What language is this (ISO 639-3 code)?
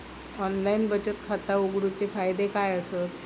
mar